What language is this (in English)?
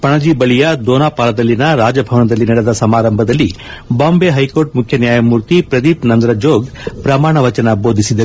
Kannada